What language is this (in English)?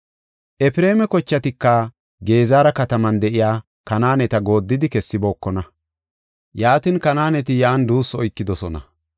Gofa